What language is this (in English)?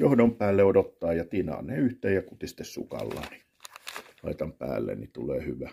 Finnish